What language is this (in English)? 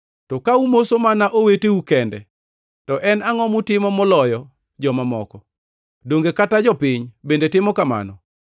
Luo (Kenya and Tanzania)